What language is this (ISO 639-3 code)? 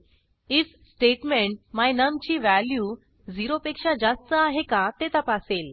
mar